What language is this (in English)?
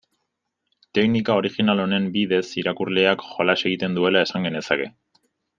Basque